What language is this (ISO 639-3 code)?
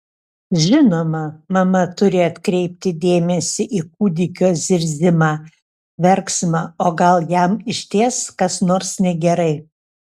lit